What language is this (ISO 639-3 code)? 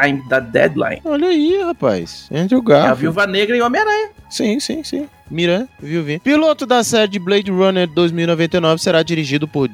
por